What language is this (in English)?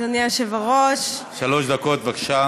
Hebrew